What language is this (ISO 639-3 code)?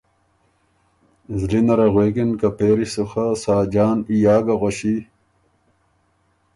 oru